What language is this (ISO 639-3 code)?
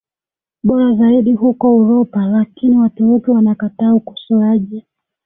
swa